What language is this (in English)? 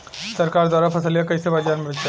Bhojpuri